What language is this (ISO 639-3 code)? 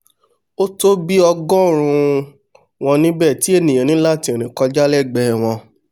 yor